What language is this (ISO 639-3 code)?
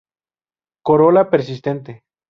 spa